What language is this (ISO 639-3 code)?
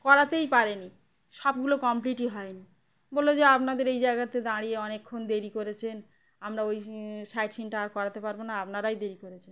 ben